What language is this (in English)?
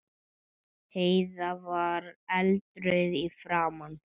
Icelandic